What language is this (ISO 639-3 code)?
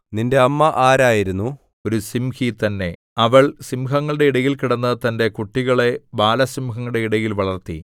mal